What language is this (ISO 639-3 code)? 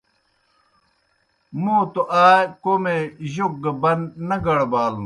plk